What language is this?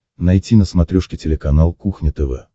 Russian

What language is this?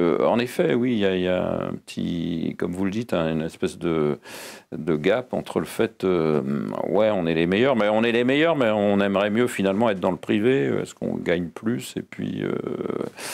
French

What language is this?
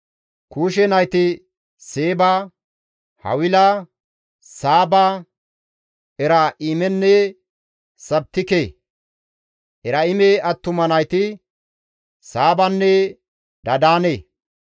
Gamo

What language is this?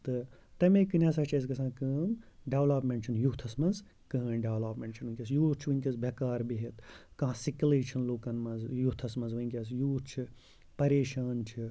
Kashmiri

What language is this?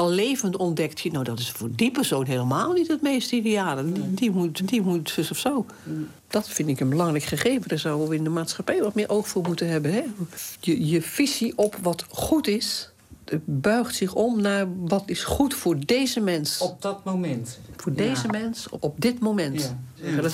Dutch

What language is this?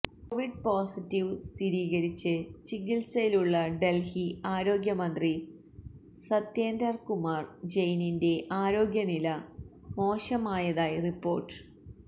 Malayalam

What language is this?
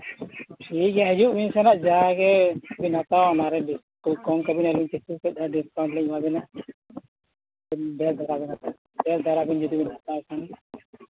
Santali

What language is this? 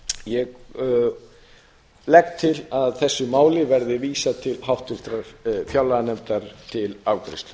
Icelandic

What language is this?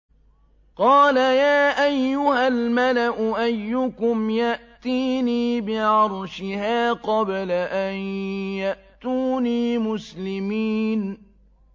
Arabic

